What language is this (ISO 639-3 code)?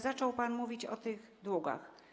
pol